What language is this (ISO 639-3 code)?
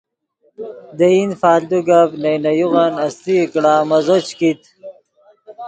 ydg